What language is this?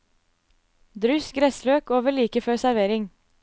Norwegian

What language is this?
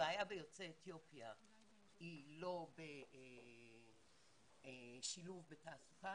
Hebrew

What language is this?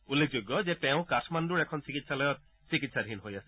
Assamese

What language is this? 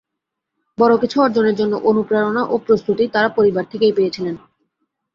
Bangla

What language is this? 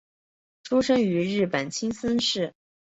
Chinese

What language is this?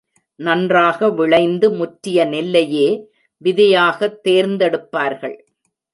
Tamil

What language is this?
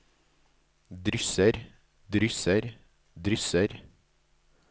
Norwegian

